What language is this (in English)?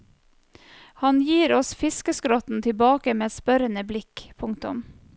Norwegian